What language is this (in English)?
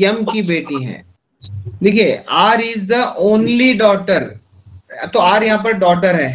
Hindi